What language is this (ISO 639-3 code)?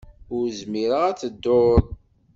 kab